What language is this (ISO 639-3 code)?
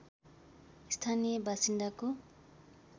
nep